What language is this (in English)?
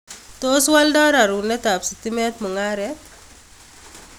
Kalenjin